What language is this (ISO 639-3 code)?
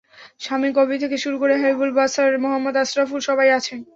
ben